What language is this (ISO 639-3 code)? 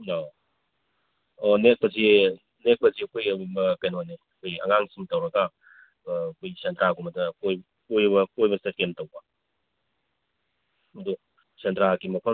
mni